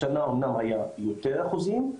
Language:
Hebrew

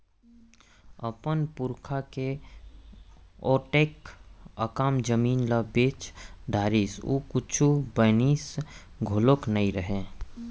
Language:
Chhattisgarhi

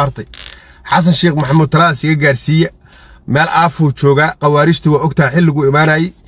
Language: Arabic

